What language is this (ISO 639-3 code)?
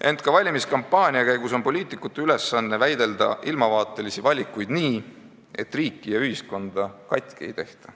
est